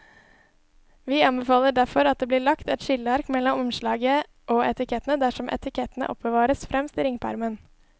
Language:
Norwegian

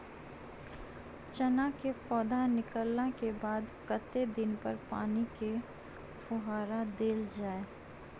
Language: Maithili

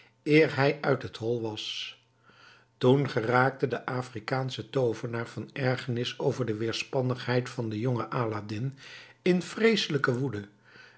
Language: Dutch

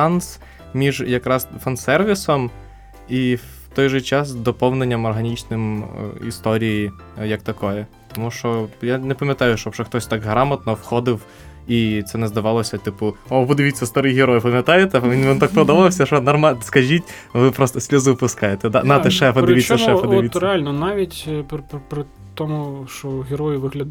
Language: Ukrainian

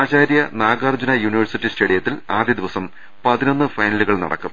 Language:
Malayalam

